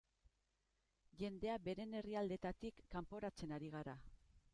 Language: Basque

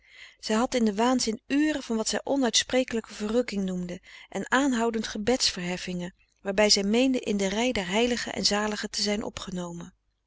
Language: Dutch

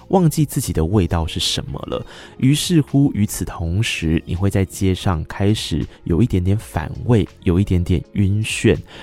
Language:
Chinese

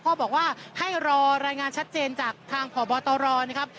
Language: Thai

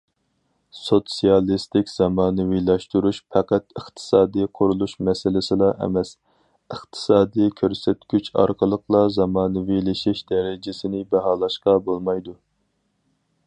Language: Uyghur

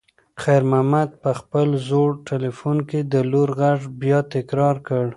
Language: Pashto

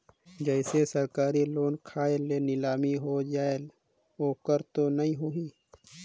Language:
Chhattisgarhi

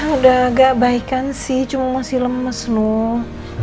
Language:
Indonesian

